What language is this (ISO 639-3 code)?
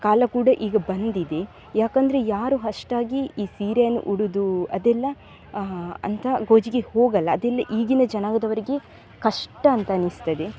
kan